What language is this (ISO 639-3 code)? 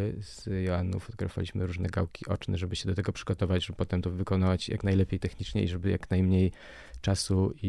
pol